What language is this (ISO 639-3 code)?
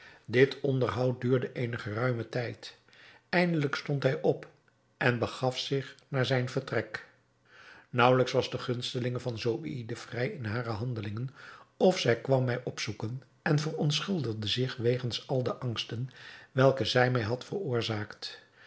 nld